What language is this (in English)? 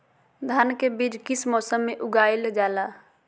Magahi